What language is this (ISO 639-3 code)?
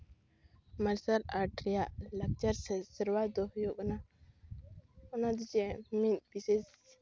sat